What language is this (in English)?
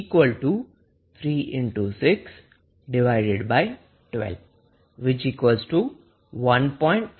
Gujarati